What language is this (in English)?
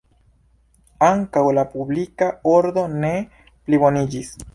Esperanto